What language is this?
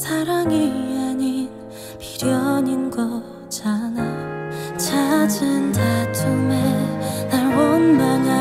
Korean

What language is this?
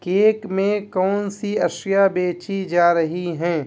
Urdu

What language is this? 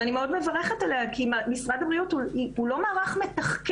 Hebrew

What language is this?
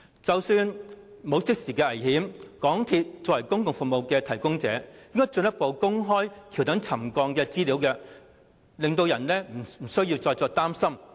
Cantonese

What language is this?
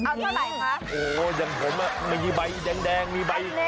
Thai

